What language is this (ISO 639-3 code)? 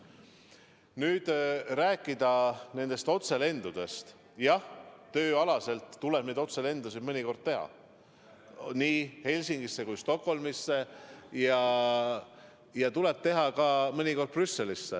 est